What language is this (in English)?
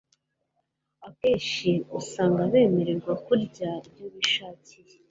Kinyarwanda